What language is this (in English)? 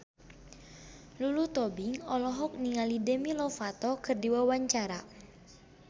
Sundanese